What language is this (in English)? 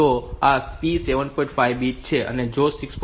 Gujarati